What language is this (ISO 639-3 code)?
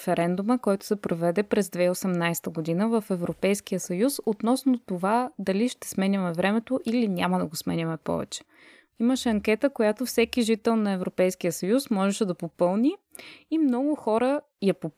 bul